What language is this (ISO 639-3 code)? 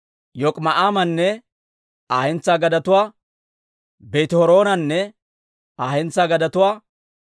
dwr